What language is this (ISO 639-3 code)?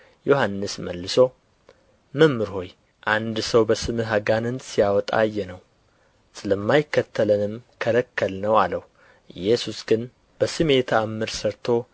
amh